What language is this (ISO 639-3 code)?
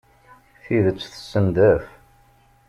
kab